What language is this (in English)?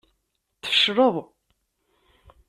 Kabyle